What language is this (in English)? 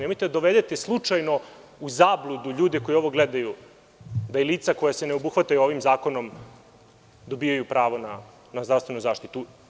Serbian